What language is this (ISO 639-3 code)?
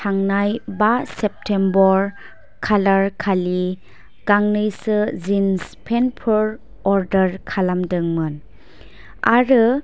brx